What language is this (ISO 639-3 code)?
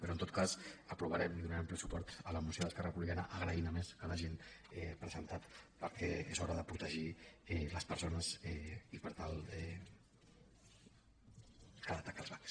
cat